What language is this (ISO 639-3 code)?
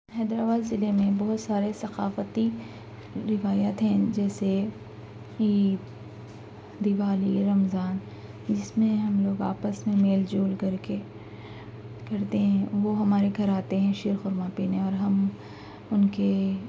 urd